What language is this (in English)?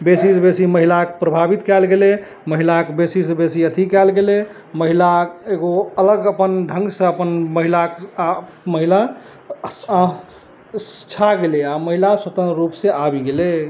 Maithili